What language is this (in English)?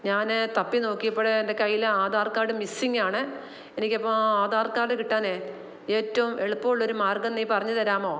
Malayalam